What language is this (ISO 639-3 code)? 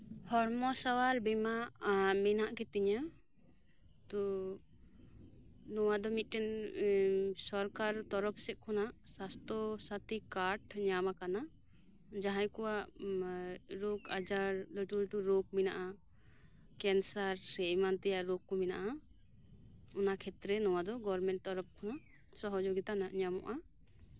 sat